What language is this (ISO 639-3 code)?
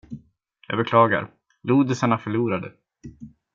swe